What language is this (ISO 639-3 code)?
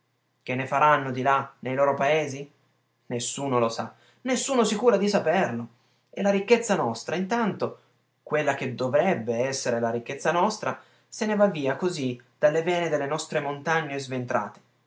ita